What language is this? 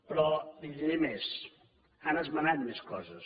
Catalan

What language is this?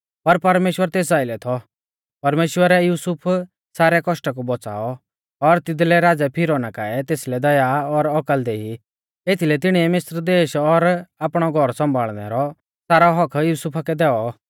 Mahasu Pahari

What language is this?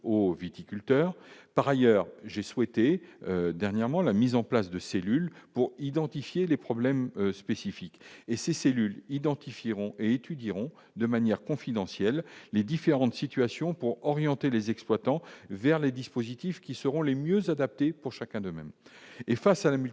French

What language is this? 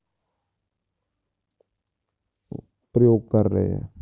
Punjabi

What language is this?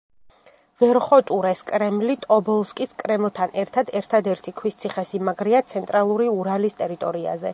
Georgian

